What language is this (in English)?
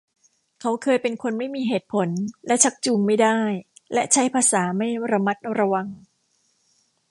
Thai